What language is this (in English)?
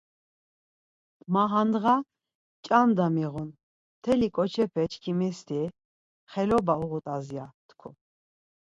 Laz